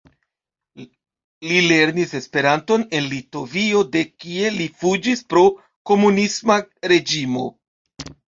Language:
Esperanto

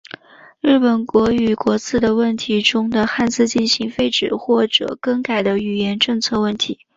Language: Chinese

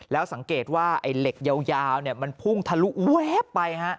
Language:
Thai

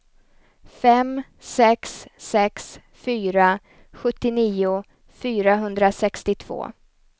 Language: Swedish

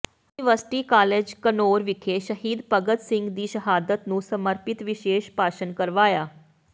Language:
Punjabi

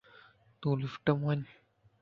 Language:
Lasi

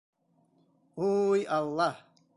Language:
Bashkir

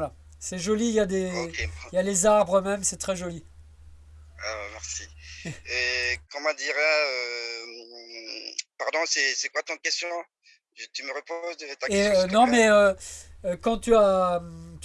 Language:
French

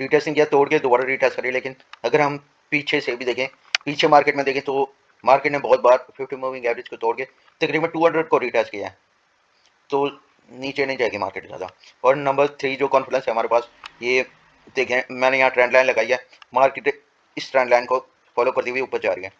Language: Hindi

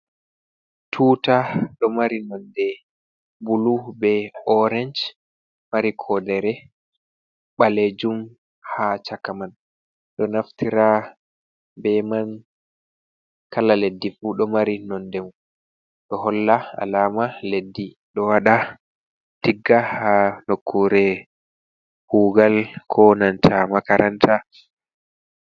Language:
Fula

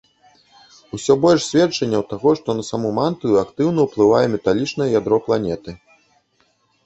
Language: Belarusian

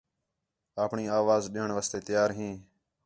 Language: Khetrani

